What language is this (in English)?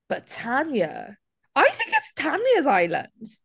English